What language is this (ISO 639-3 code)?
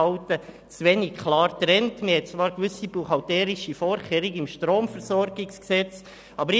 gsw